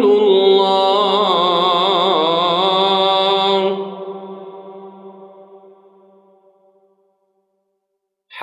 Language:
Arabic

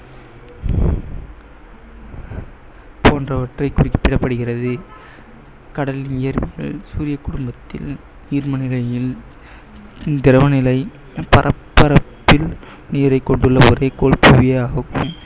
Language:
Tamil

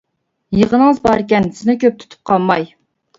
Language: Uyghur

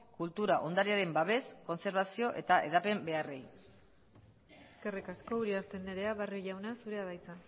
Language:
Basque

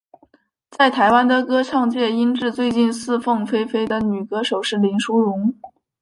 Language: Chinese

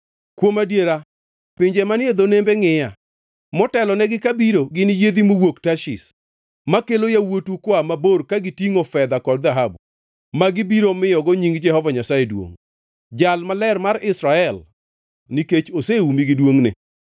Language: Luo (Kenya and Tanzania)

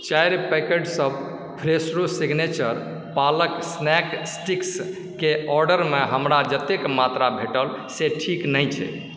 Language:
Maithili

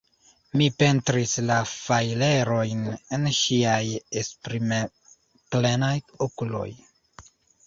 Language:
Esperanto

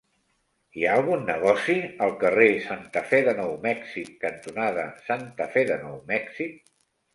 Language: Catalan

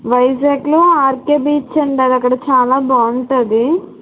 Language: Telugu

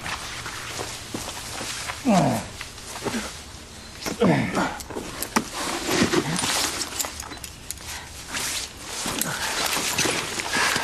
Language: Korean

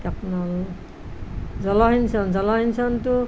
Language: Assamese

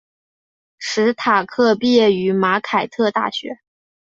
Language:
Chinese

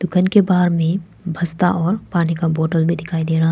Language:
Hindi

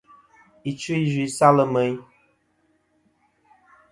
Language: Kom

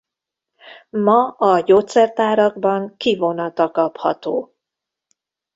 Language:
Hungarian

